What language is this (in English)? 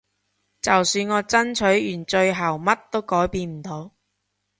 Cantonese